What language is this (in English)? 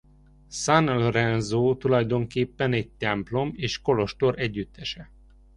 Hungarian